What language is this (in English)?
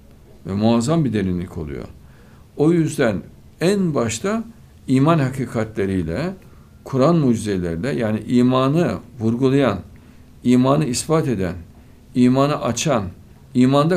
Turkish